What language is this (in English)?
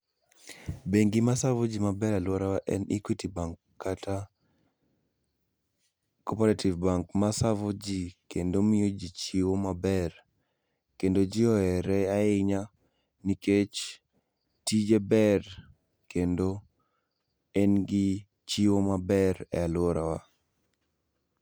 Luo (Kenya and Tanzania)